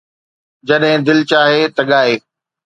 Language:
Sindhi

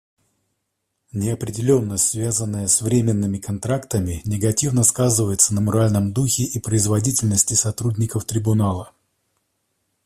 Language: Russian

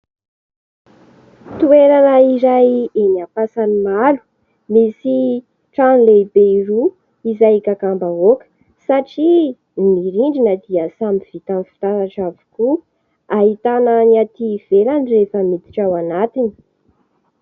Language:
Malagasy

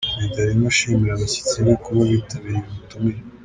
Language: Kinyarwanda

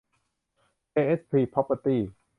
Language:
Thai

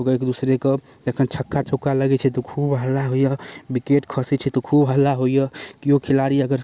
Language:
Maithili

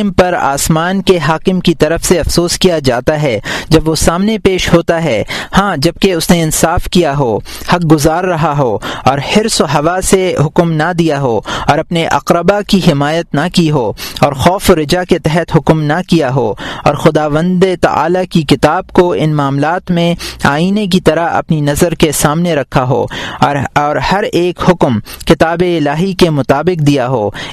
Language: Urdu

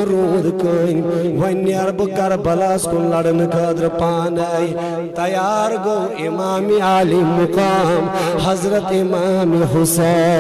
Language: Hindi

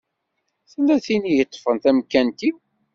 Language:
Kabyle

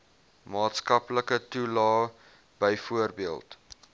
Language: Afrikaans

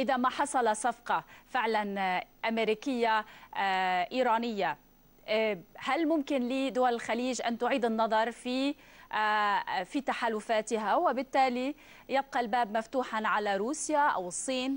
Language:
Arabic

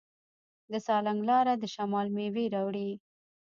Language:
Pashto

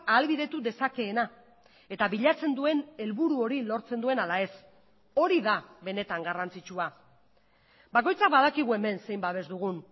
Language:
Basque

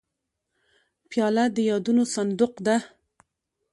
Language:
Pashto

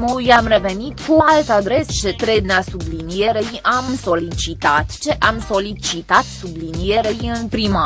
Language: Romanian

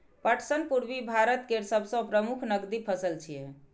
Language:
Maithili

